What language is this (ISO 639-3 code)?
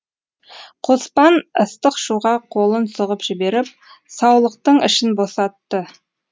kaz